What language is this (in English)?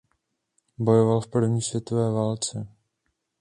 Czech